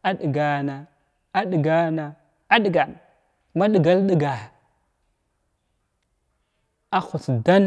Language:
Glavda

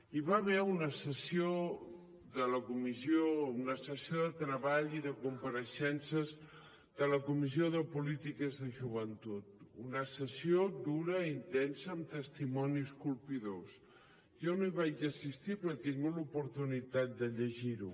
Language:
Catalan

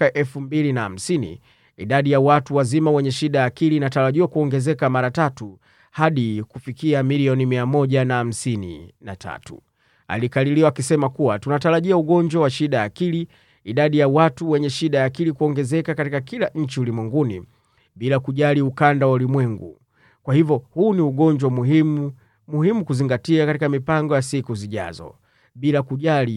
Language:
Swahili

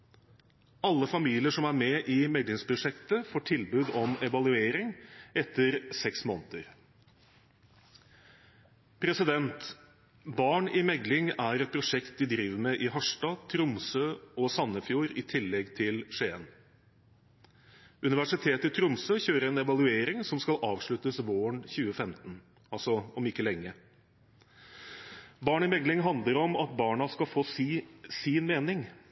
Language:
Norwegian Bokmål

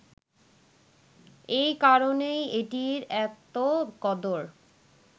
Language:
Bangla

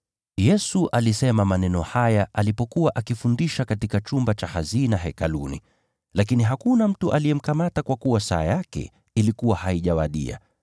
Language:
Swahili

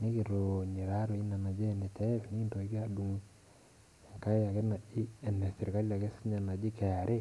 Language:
Masai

